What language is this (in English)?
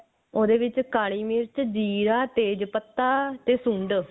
Punjabi